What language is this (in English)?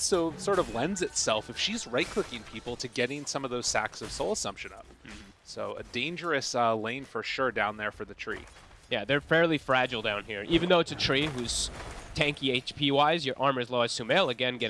English